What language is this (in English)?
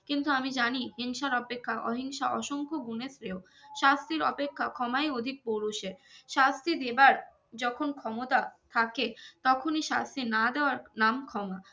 Bangla